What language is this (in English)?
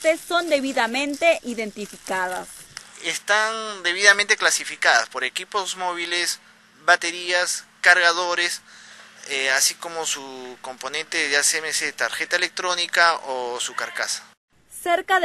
Spanish